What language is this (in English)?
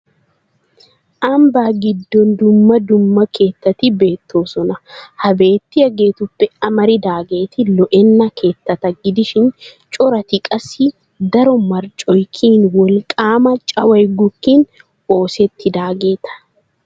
Wolaytta